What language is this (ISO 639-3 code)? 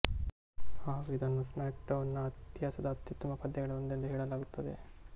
kan